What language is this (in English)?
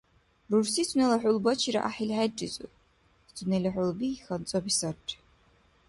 Dargwa